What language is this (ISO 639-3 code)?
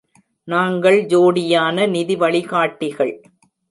tam